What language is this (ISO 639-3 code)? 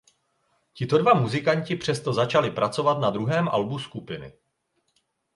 ces